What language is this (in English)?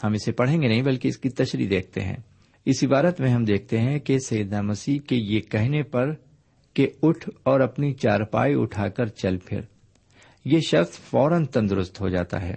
Urdu